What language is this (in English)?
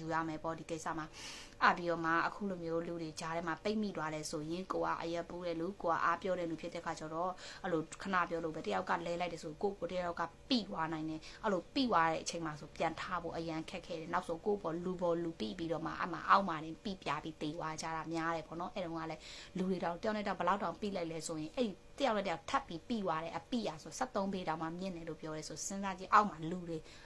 Thai